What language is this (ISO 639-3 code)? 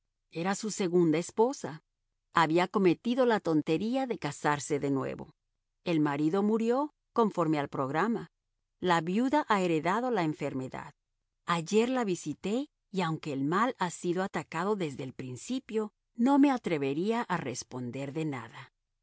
spa